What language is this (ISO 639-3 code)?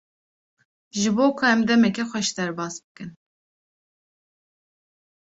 kur